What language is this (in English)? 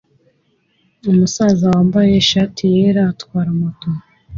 Kinyarwanda